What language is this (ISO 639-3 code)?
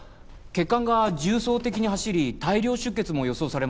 jpn